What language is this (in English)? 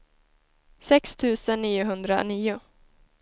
Swedish